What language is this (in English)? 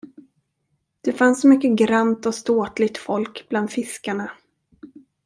Swedish